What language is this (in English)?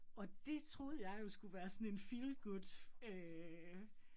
Danish